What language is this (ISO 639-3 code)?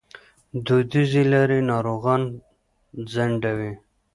pus